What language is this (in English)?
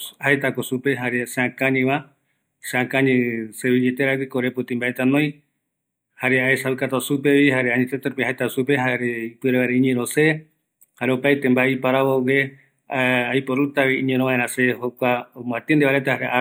Eastern Bolivian Guaraní